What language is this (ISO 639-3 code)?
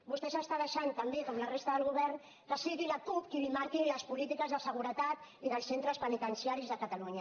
cat